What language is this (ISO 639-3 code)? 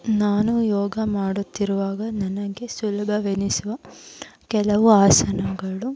kan